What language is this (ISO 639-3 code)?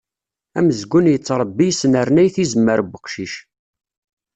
kab